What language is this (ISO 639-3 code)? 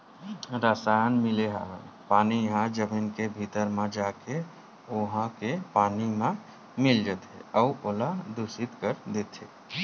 hne